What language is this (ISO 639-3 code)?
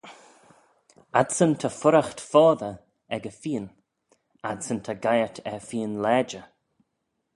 glv